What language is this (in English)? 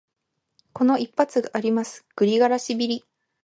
Japanese